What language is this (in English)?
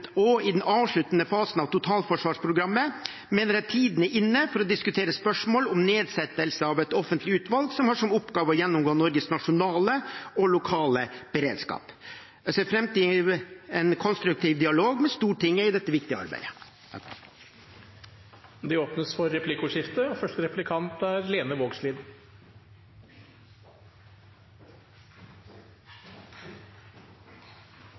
Norwegian